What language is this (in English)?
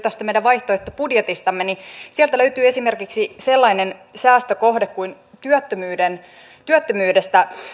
Finnish